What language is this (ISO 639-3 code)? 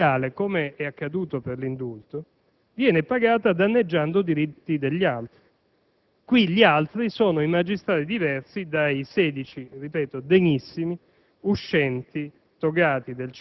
ita